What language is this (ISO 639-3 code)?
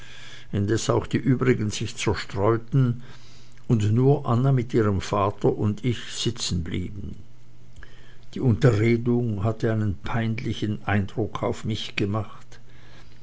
deu